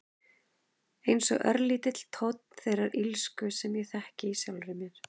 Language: Icelandic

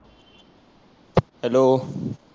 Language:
Marathi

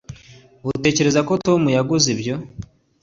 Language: Kinyarwanda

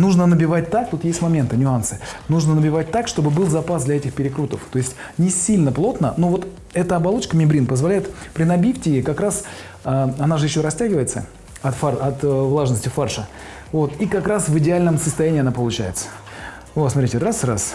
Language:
Russian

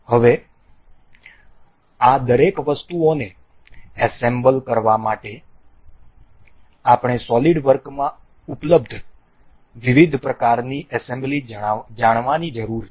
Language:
Gujarati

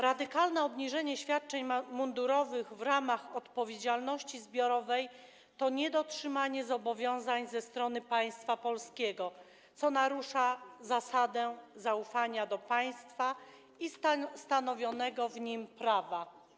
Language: Polish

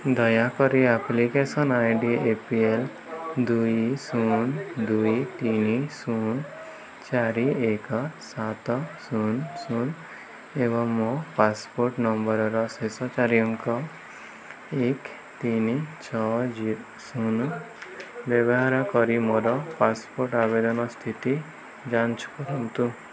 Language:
Odia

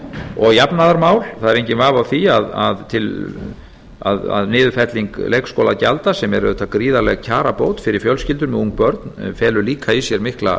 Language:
Icelandic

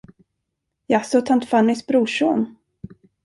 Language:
Swedish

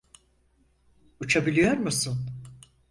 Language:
Turkish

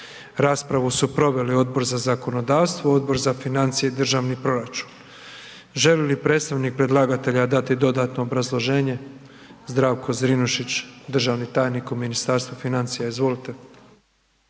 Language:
Croatian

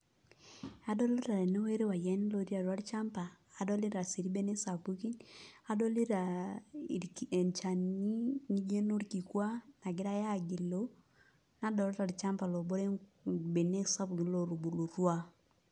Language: Masai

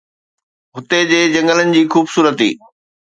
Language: Sindhi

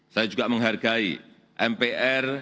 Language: Indonesian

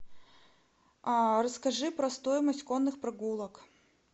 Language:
Russian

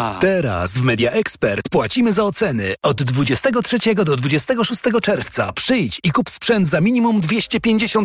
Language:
Polish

